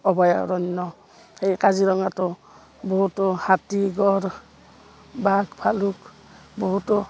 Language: Assamese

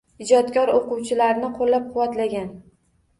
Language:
Uzbek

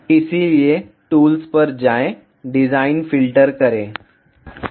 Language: Hindi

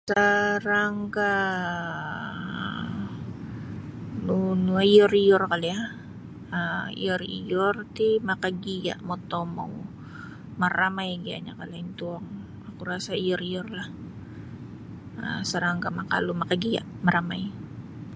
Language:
Sabah Bisaya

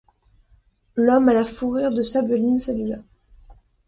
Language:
French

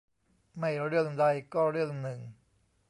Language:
Thai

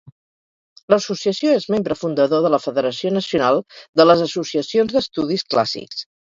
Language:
Catalan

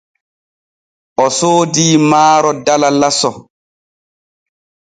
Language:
Borgu Fulfulde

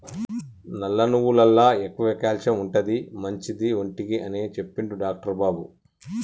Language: Telugu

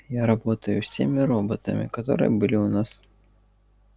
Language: Russian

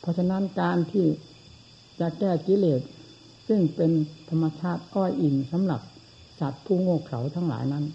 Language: Thai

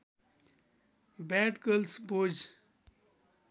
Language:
Nepali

